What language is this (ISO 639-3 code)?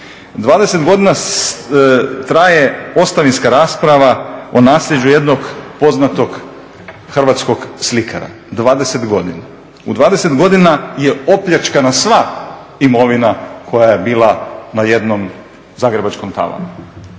hrv